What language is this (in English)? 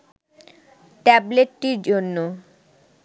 Bangla